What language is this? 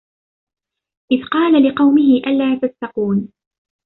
Arabic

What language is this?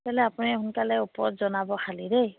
Assamese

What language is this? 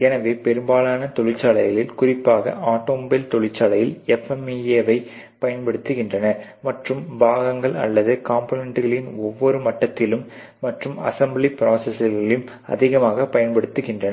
Tamil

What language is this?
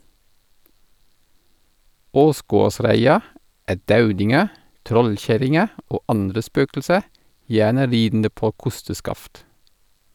Norwegian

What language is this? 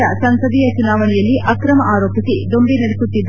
Kannada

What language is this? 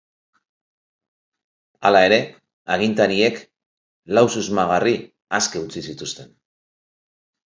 Basque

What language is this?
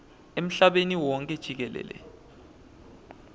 Swati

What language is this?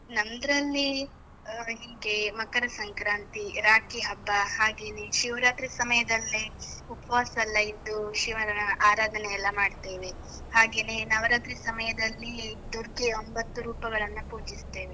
Kannada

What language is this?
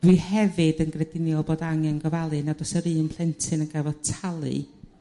Welsh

